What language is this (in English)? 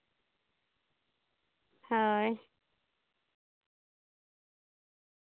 Santali